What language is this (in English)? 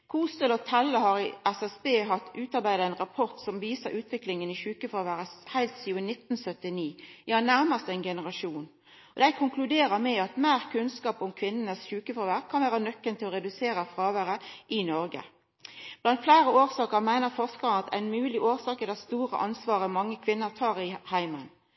Norwegian Nynorsk